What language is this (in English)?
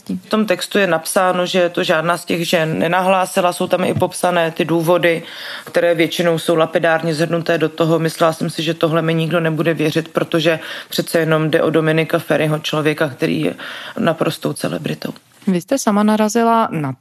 Czech